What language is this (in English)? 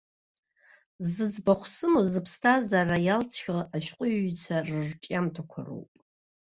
Abkhazian